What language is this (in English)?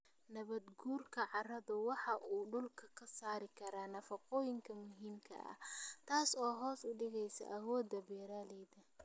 Somali